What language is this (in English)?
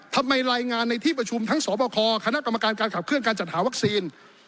Thai